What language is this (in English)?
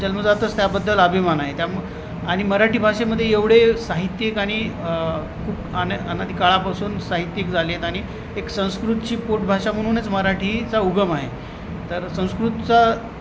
Marathi